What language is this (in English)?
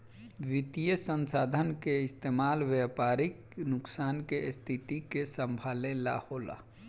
Bhojpuri